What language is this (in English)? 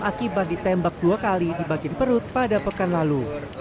Indonesian